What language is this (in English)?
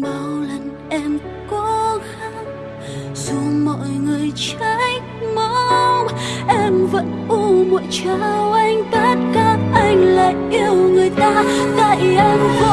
Vietnamese